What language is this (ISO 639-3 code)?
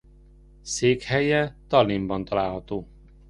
hun